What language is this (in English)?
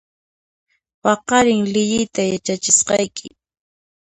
Puno Quechua